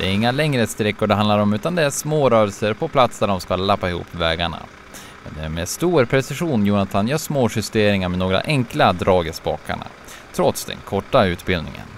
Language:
Swedish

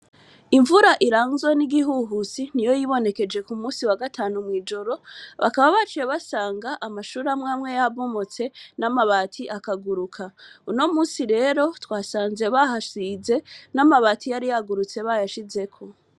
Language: Rundi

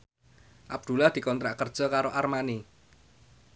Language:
Javanese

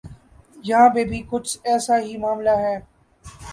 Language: Urdu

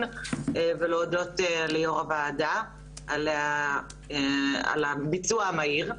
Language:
Hebrew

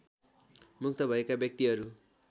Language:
Nepali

